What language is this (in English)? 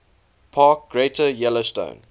English